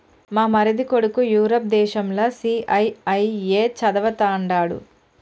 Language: Telugu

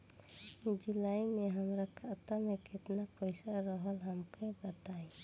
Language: Bhojpuri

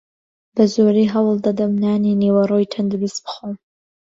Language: Central Kurdish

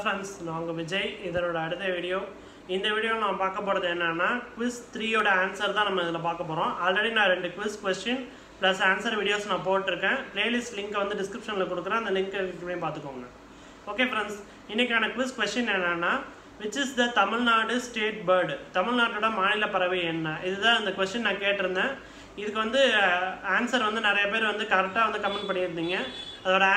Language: Hindi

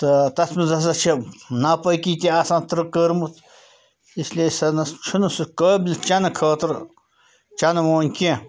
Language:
Kashmiri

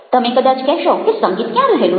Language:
Gujarati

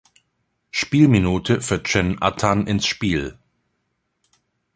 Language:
German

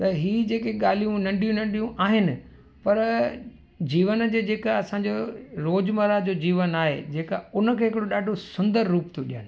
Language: Sindhi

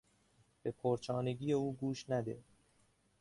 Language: Persian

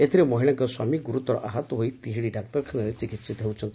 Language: Odia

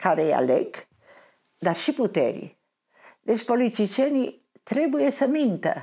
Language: Romanian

